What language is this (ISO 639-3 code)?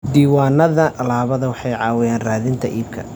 som